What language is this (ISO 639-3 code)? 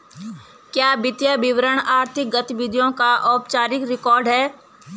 hin